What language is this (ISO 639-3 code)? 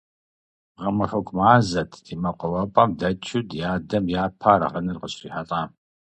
kbd